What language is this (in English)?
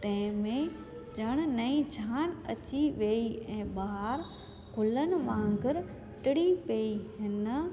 Sindhi